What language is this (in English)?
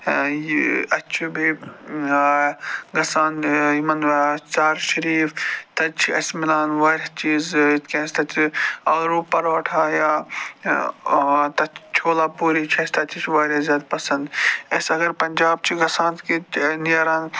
Kashmiri